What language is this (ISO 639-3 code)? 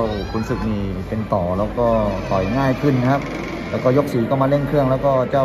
tha